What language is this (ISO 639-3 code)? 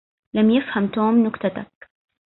ara